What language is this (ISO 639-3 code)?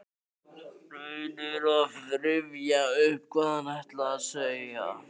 isl